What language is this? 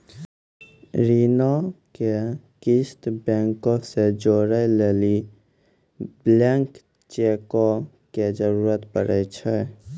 Maithili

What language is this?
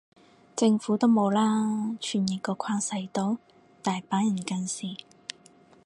Cantonese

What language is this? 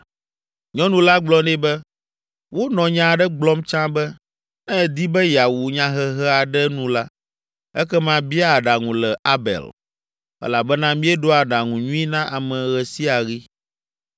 Ewe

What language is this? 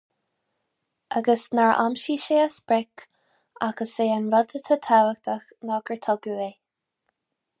Irish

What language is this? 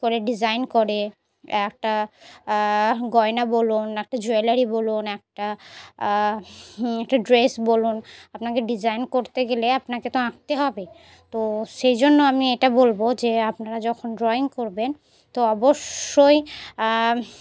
Bangla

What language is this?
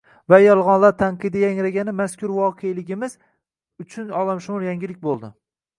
Uzbek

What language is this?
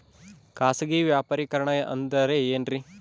Kannada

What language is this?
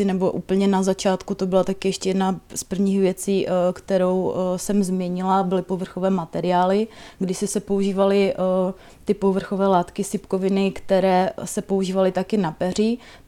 Czech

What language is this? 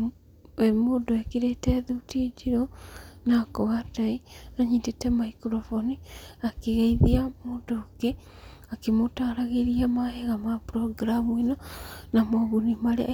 Kikuyu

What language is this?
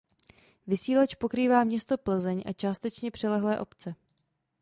Czech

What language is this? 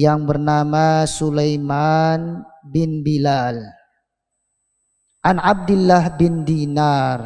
Indonesian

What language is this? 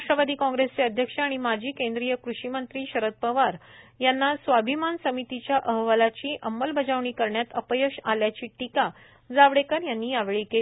Marathi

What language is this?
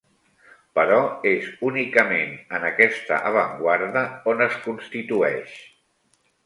Catalan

